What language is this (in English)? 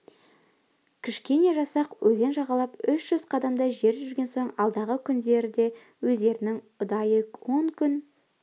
Kazakh